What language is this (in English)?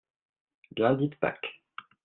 French